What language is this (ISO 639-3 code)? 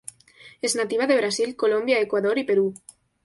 spa